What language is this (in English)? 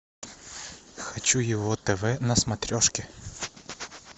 Russian